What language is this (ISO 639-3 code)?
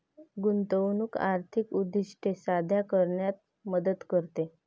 mar